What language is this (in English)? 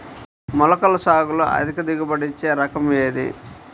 Telugu